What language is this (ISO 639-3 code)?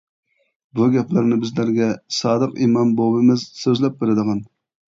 uig